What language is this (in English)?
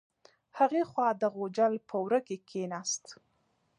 Pashto